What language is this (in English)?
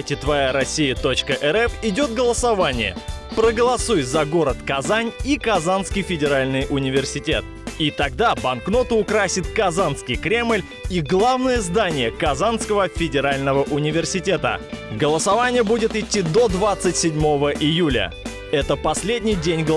Russian